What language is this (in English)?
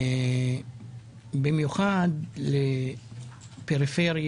Hebrew